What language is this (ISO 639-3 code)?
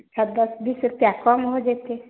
mai